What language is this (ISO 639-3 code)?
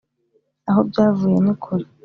kin